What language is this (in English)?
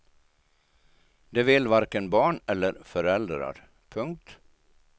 Swedish